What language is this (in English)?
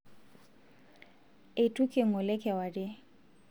Masai